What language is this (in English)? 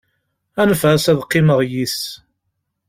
Kabyle